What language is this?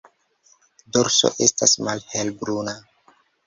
Esperanto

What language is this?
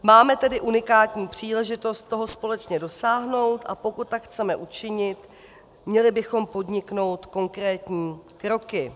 Czech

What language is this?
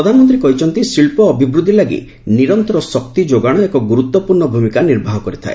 Odia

